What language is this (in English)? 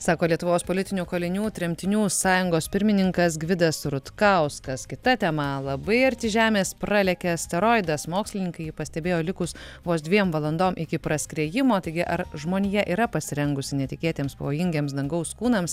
Lithuanian